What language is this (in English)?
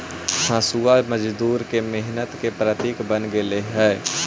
Magahi